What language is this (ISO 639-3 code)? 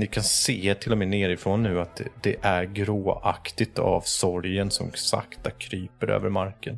swe